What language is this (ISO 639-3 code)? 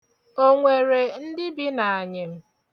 ibo